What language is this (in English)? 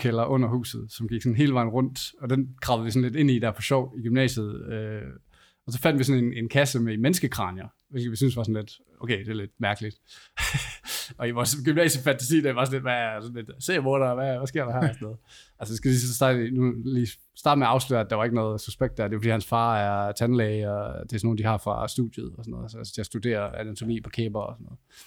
Danish